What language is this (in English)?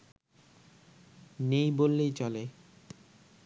Bangla